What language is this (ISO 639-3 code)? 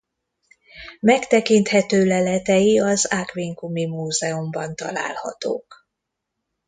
hun